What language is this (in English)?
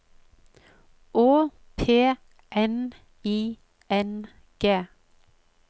Norwegian